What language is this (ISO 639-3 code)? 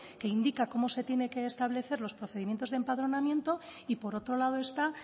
spa